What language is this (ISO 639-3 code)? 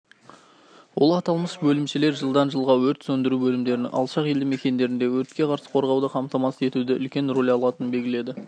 kaz